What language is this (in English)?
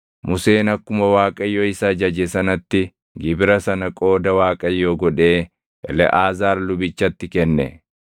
Oromo